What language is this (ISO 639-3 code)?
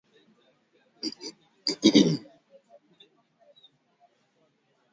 swa